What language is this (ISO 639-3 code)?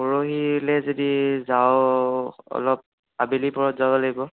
asm